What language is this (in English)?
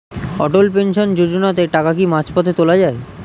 Bangla